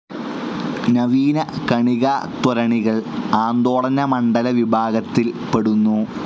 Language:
Malayalam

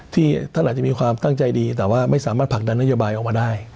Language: Thai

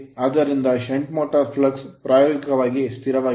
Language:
Kannada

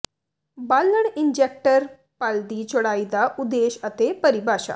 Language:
Punjabi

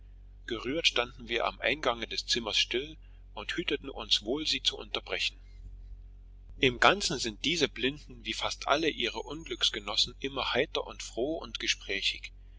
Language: German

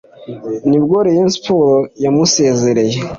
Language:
Kinyarwanda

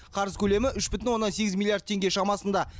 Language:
Kazakh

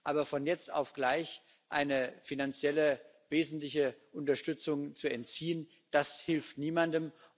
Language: German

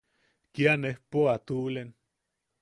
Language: Yaqui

